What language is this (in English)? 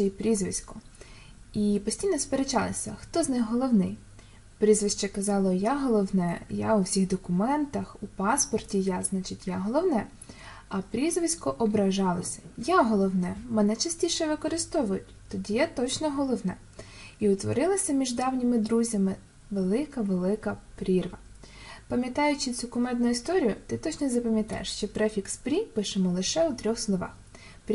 Ukrainian